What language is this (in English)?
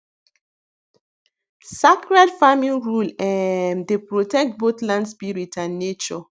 Nigerian Pidgin